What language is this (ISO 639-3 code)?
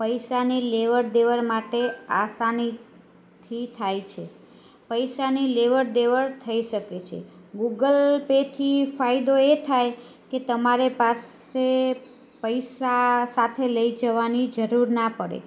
guj